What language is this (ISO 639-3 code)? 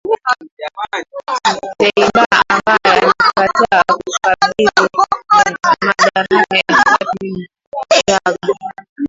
swa